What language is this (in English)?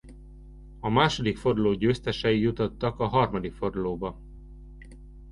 Hungarian